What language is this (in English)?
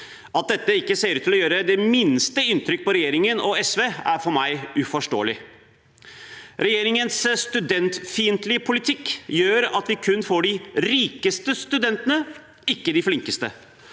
Norwegian